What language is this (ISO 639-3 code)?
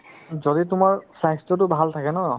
asm